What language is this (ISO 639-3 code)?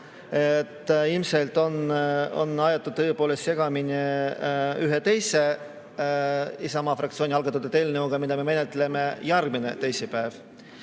est